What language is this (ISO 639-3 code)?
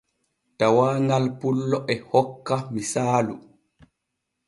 fue